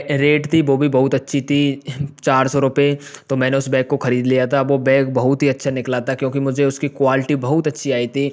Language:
Hindi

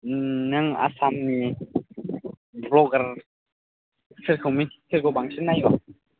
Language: Bodo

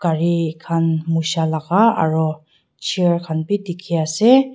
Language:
Naga Pidgin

